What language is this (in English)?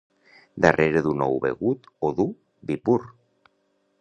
Catalan